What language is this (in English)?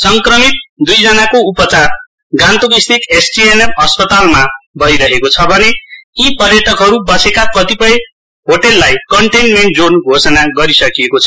Nepali